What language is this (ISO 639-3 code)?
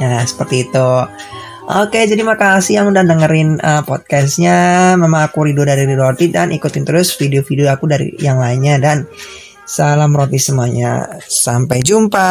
ind